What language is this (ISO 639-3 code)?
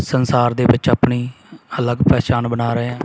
pan